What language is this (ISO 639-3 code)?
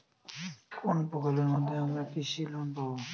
ben